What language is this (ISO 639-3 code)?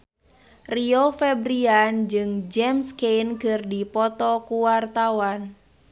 sun